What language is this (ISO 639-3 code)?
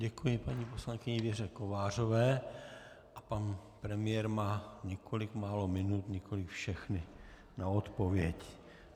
ces